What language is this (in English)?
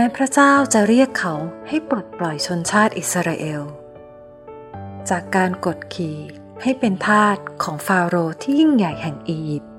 Thai